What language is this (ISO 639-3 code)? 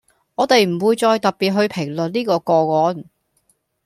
yue